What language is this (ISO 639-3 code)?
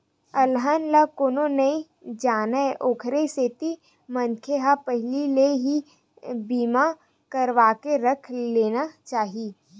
hne